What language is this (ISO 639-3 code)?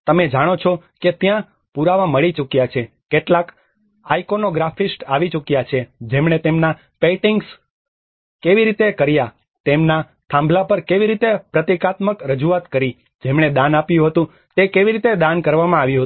guj